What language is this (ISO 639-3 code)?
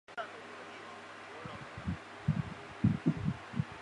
zho